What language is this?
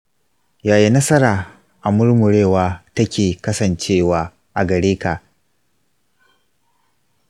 Hausa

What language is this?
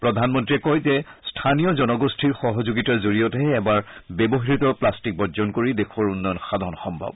Assamese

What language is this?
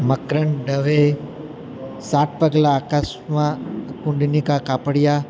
Gujarati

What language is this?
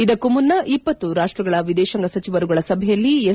Kannada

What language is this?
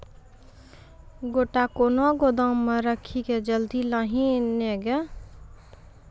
Maithili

